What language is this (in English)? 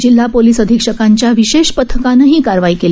Marathi